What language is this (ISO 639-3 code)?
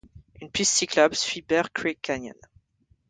fra